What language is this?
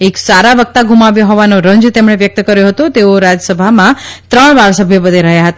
Gujarati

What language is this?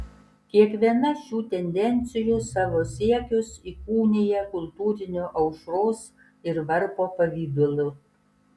Lithuanian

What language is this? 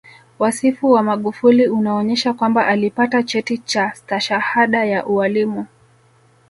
Swahili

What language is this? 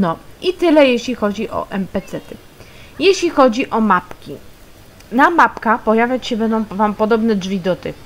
Polish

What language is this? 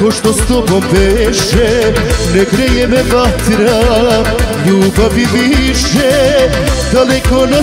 Romanian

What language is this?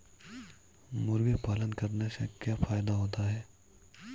Hindi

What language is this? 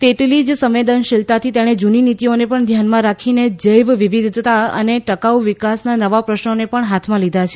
Gujarati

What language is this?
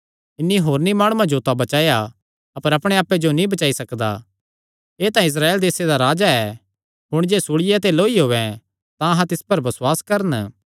Kangri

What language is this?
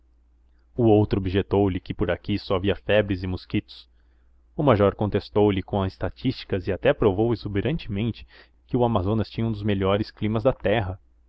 Portuguese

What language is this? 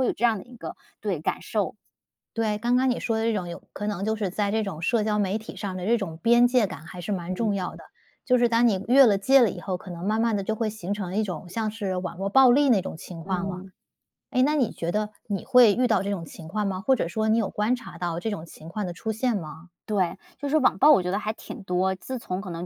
Chinese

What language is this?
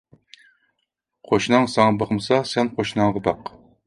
Uyghur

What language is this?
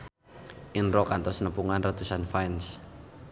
Sundanese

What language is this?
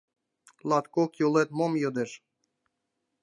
Mari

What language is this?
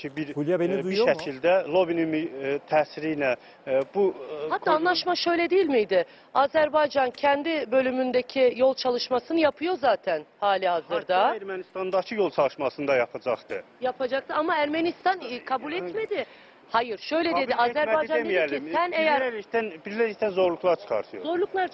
Turkish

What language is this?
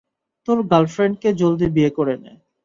Bangla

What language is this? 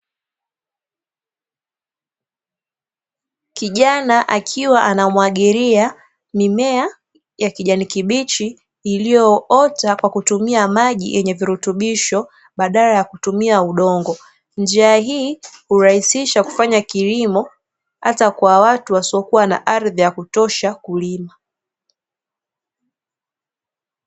Swahili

